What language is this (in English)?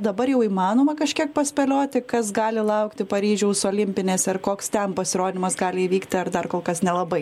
Lithuanian